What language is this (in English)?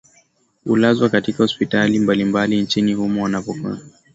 Swahili